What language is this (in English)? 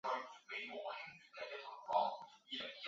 Chinese